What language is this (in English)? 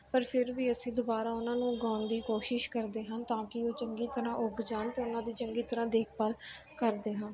Punjabi